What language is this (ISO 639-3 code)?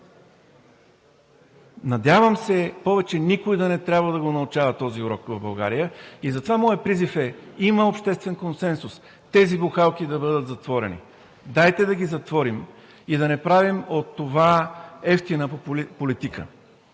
bul